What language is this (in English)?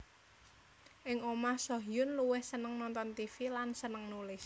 Javanese